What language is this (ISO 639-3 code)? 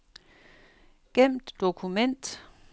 dan